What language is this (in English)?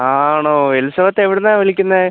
Malayalam